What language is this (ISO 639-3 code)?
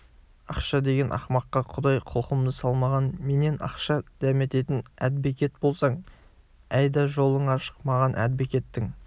kaz